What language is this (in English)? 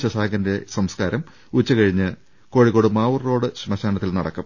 Malayalam